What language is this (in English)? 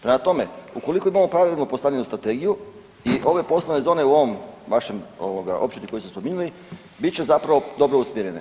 Croatian